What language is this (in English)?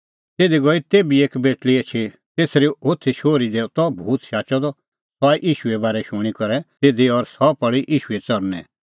Kullu Pahari